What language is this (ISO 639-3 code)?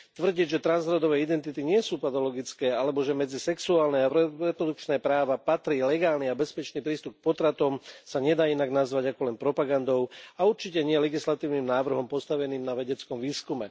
slk